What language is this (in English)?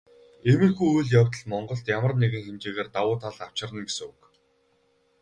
Mongolian